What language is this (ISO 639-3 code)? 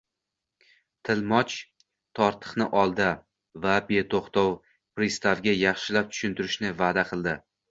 uzb